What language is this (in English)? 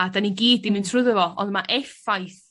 Welsh